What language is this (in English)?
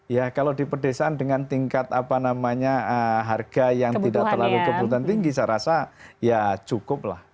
Indonesian